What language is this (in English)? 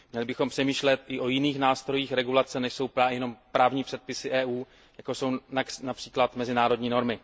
Czech